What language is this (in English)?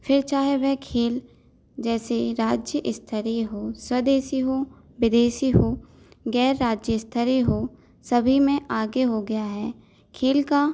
Hindi